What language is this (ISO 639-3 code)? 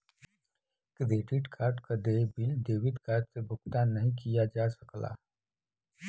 bho